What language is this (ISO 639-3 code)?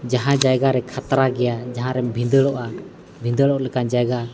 sat